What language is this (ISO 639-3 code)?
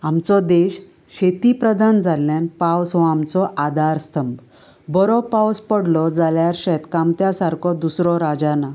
kok